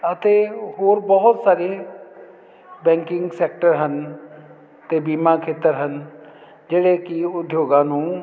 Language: Punjabi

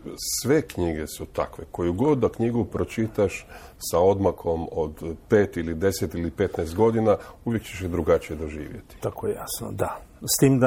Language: Croatian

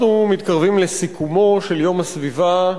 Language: Hebrew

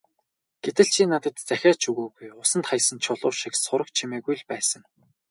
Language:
Mongolian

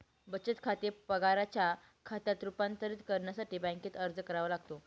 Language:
Marathi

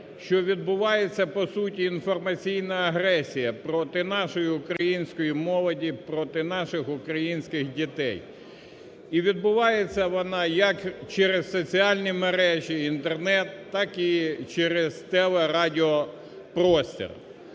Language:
Ukrainian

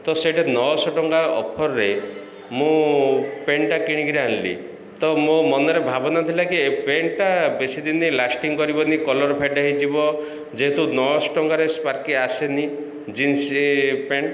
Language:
Odia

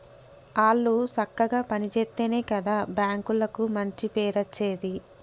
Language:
Telugu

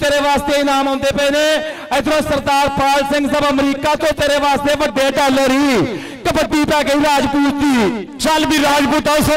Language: Punjabi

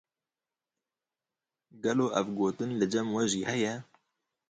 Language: Kurdish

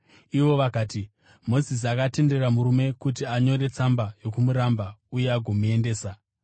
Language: Shona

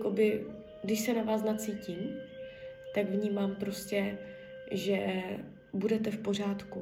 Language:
Czech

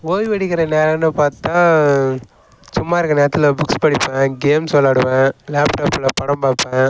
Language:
Tamil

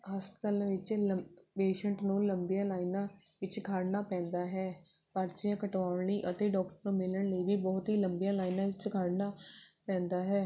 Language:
Punjabi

